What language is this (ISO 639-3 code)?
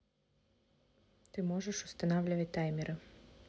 rus